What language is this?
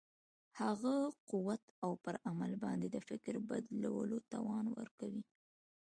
Pashto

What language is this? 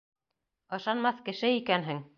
Bashkir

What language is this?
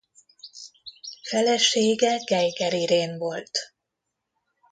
Hungarian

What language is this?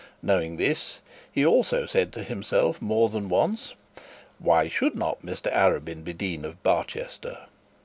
English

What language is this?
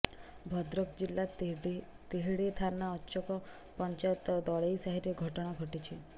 Odia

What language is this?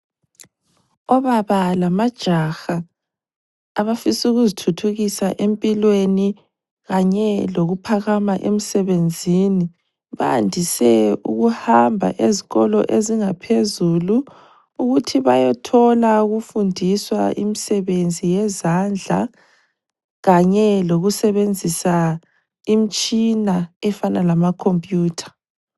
North Ndebele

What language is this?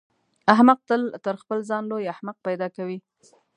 Pashto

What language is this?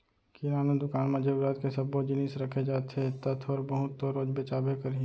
Chhattisgarhi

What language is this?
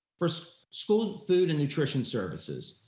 English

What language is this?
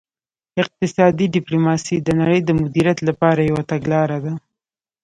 Pashto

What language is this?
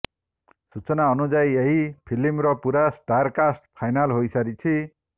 Odia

